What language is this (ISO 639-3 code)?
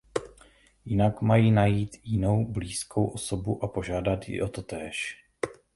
ces